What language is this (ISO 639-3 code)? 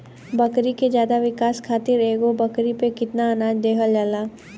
bho